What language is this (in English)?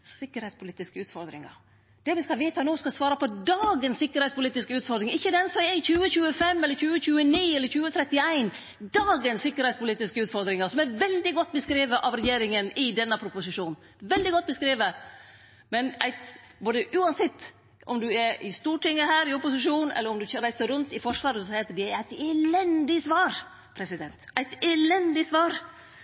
Norwegian Nynorsk